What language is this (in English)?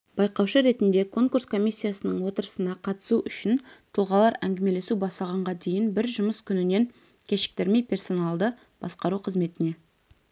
Kazakh